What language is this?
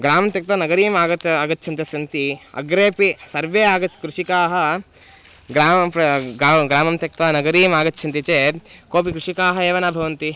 Sanskrit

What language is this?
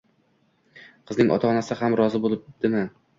Uzbek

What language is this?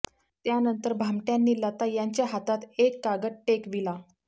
Marathi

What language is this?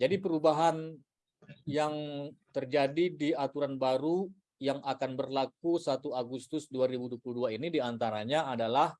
Indonesian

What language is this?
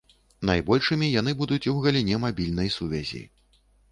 Belarusian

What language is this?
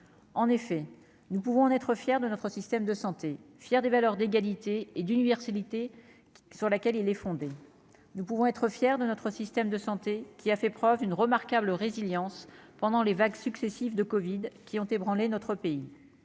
French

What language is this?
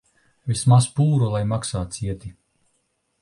Latvian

